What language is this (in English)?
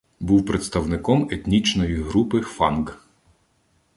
Ukrainian